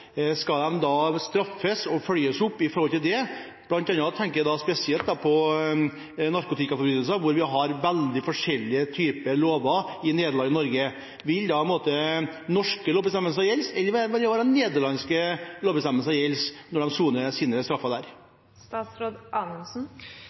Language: Norwegian Bokmål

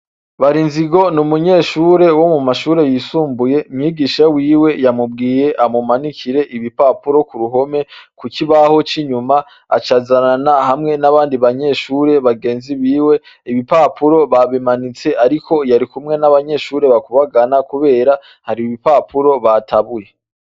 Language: Rundi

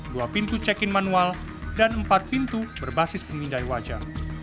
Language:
Indonesian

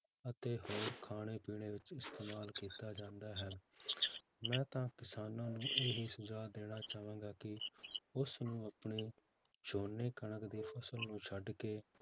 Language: Punjabi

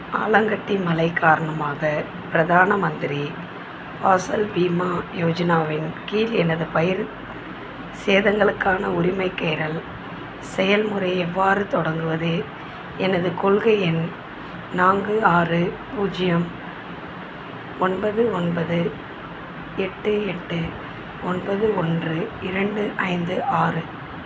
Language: Tamil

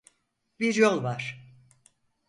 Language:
Turkish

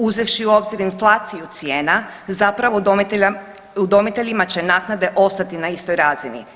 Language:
Croatian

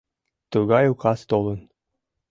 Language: Mari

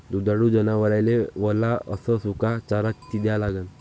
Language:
Marathi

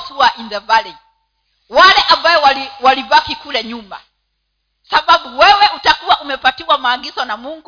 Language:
Swahili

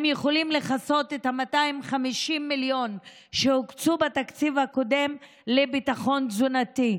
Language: Hebrew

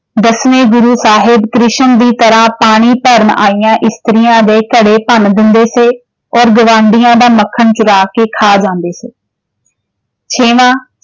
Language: Punjabi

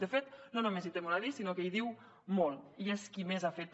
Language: Catalan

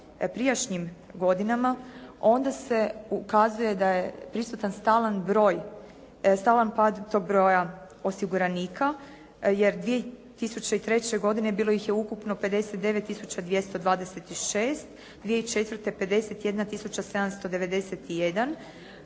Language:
Croatian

